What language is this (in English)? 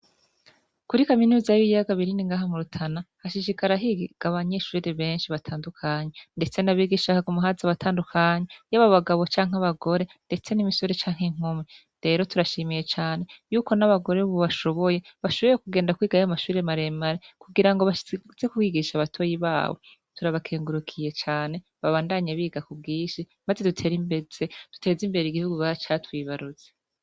Rundi